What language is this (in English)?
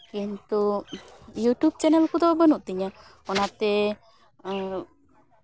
Santali